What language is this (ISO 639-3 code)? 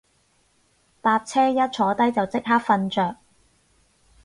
yue